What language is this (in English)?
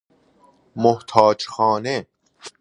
Persian